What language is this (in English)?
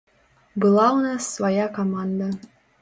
Belarusian